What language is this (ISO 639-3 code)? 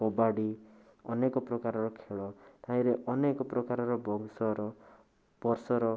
ori